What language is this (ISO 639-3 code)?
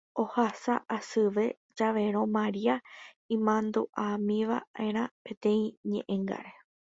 grn